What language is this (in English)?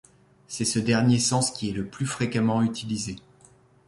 French